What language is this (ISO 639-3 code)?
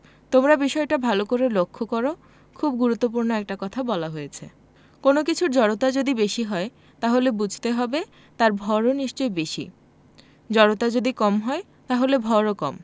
ben